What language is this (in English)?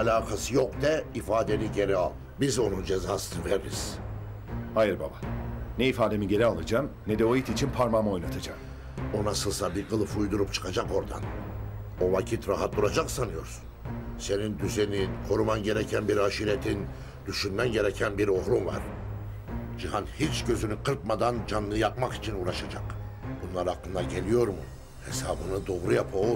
Turkish